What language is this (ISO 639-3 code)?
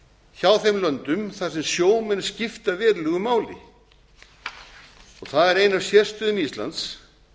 isl